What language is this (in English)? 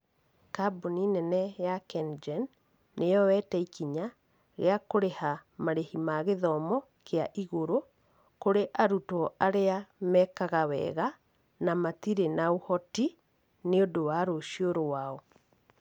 Kikuyu